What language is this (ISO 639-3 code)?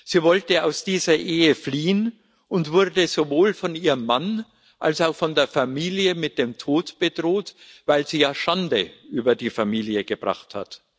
deu